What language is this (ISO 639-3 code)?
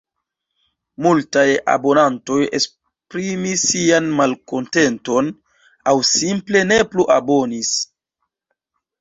epo